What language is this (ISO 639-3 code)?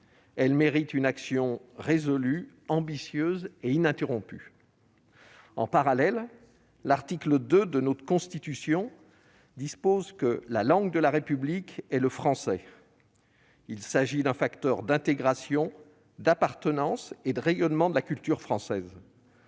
fra